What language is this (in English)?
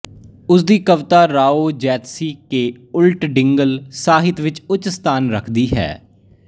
Punjabi